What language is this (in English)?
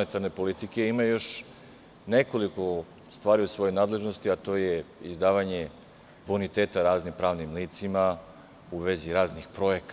Serbian